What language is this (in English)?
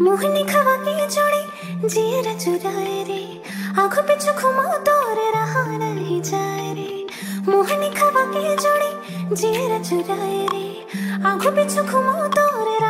Thai